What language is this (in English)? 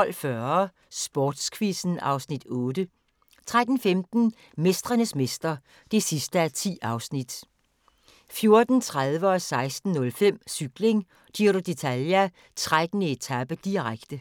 Danish